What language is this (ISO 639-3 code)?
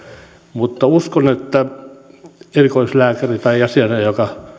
fin